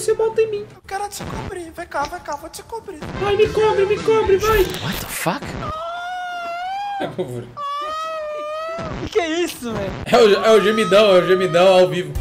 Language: Portuguese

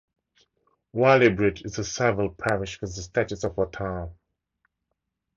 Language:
English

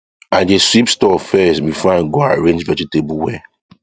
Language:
Nigerian Pidgin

